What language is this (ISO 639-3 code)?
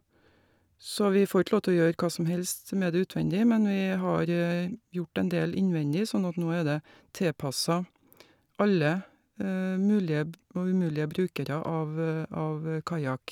nor